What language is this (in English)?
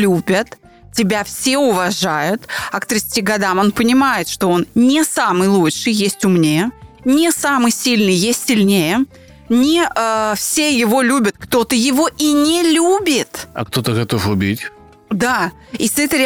Russian